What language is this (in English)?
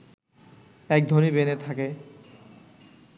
Bangla